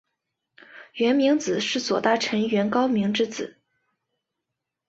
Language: Chinese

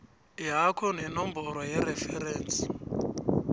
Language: South Ndebele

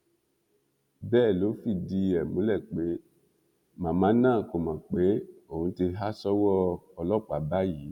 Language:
Yoruba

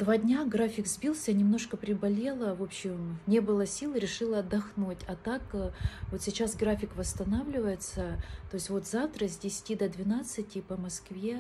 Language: Russian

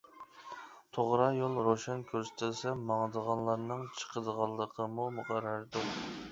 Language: Uyghur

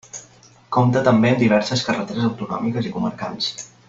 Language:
Catalan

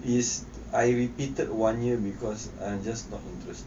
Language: English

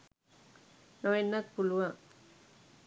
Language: Sinhala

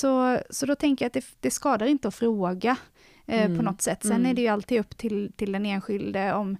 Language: Swedish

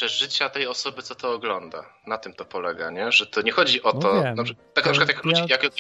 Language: Polish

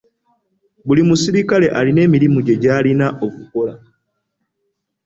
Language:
Ganda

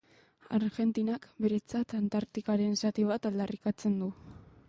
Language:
Basque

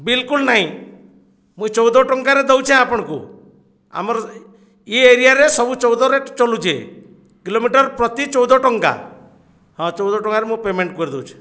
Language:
Odia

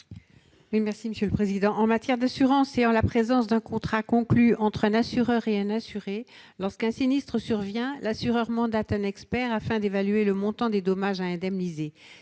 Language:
French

